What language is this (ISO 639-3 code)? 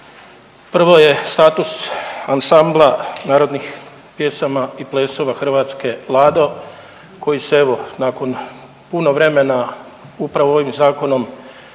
hrv